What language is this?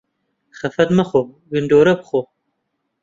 Central Kurdish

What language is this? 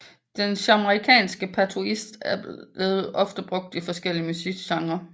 Danish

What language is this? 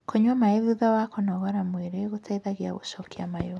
Kikuyu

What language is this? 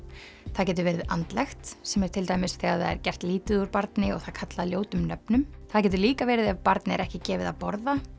Icelandic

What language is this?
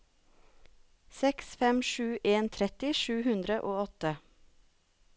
Norwegian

